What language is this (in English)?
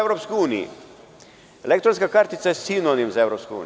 Serbian